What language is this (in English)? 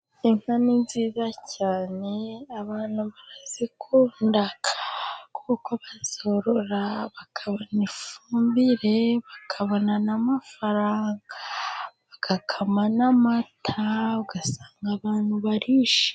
Kinyarwanda